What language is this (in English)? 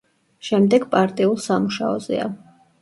Georgian